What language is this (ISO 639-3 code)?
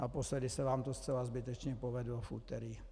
ces